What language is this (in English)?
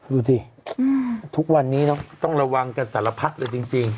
Thai